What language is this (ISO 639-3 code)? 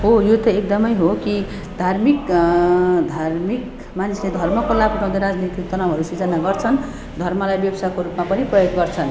nep